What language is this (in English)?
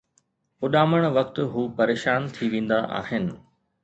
Sindhi